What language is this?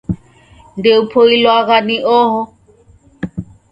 Taita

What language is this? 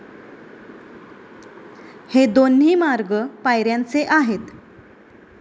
Marathi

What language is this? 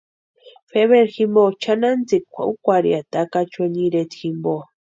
Western Highland Purepecha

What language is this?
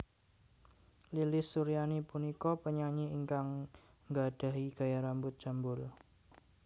Javanese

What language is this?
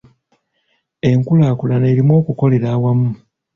Ganda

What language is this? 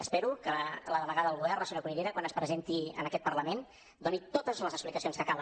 Catalan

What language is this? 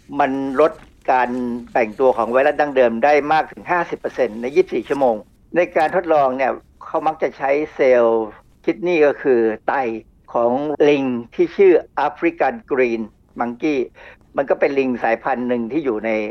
Thai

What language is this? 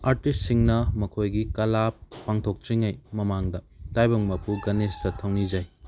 Manipuri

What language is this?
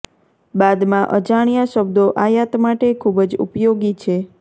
Gujarati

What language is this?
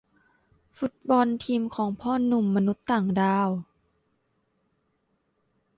Thai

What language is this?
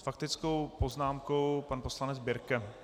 Czech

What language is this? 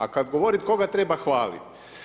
Croatian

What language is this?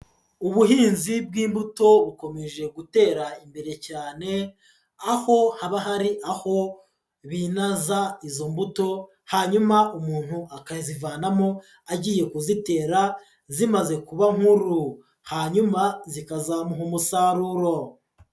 Kinyarwanda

